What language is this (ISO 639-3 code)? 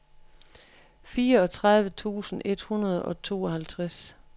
dan